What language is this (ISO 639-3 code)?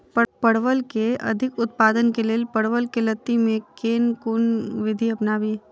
mai